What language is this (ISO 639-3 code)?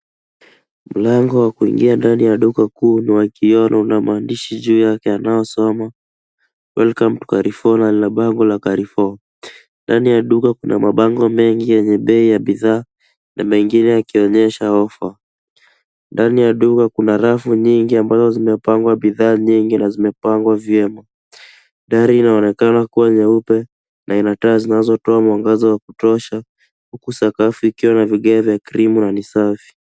swa